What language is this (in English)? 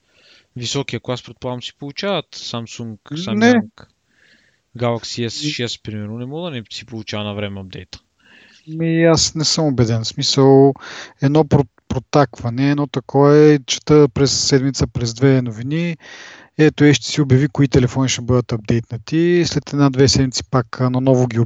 Bulgarian